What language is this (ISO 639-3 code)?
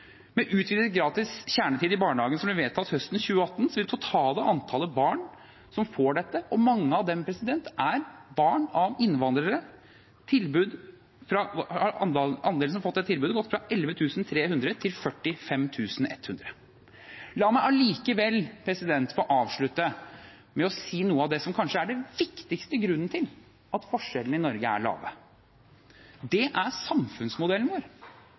nob